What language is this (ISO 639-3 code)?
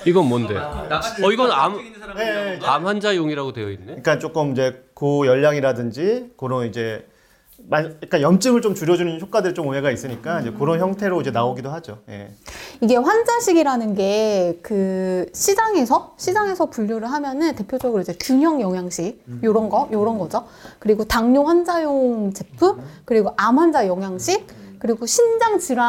kor